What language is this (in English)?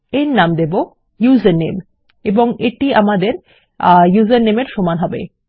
Bangla